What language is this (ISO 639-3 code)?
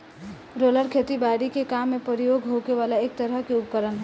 bho